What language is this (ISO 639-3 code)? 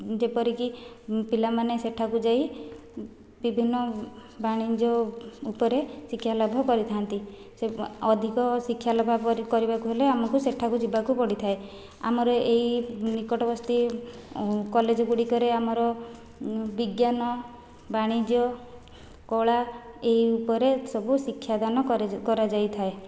ori